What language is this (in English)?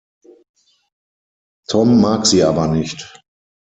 German